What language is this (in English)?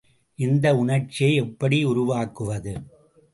Tamil